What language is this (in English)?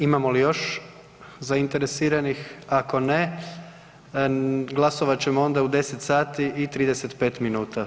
Croatian